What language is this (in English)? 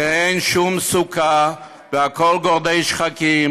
Hebrew